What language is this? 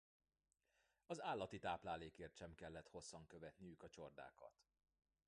Hungarian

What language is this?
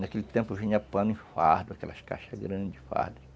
Portuguese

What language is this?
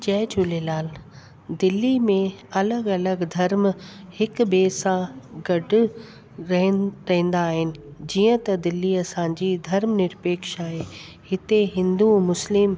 Sindhi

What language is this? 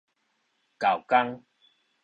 Min Nan Chinese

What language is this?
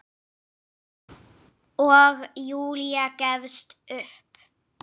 Icelandic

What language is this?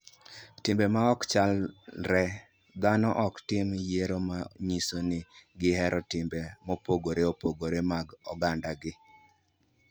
Luo (Kenya and Tanzania)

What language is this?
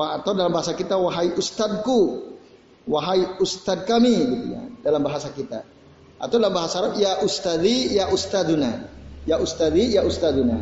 Indonesian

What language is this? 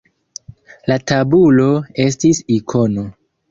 Esperanto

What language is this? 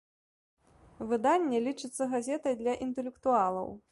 Belarusian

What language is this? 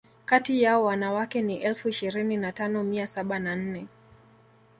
Swahili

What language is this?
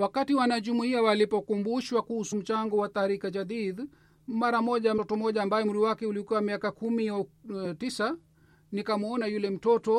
Swahili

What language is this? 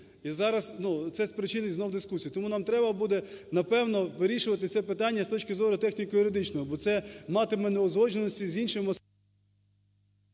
Ukrainian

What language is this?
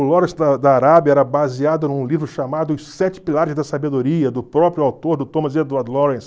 Portuguese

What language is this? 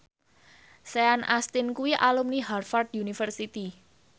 Javanese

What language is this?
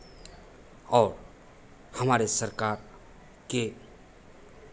Hindi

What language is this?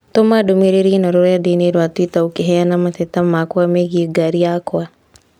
Kikuyu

